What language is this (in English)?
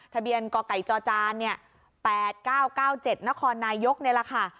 Thai